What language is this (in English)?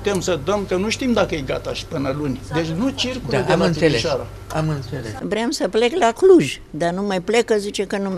Romanian